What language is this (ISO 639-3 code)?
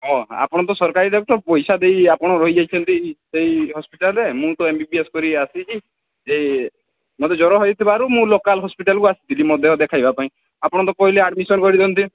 ori